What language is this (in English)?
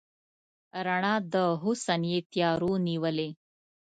Pashto